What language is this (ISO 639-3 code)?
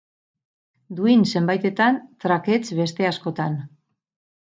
eus